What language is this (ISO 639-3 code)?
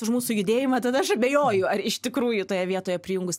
lit